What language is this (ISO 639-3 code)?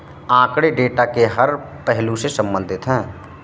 hin